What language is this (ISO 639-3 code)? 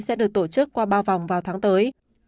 vie